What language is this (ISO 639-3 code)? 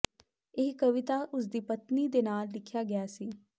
pan